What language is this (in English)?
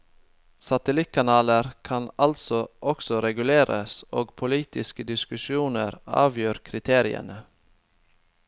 Norwegian